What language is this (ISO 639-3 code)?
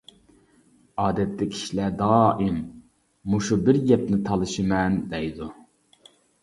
uig